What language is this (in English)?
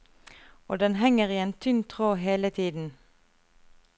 Norwegian